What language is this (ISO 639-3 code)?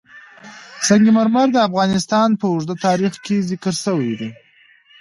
pus